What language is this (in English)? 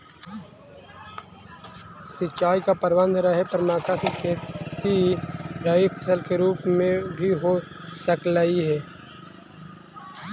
Magahi